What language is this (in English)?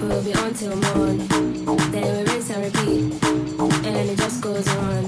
English